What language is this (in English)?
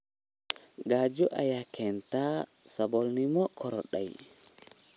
Somali